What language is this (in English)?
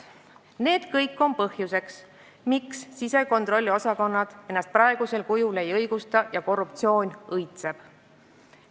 Estonian